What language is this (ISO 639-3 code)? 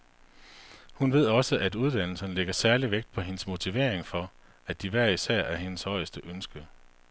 dan